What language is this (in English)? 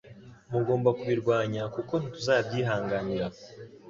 Kinyarwanda